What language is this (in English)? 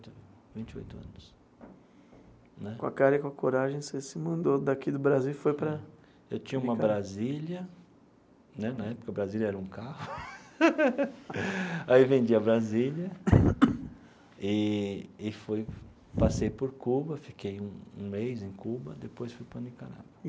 Portuguese